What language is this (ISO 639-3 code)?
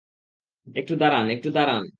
ben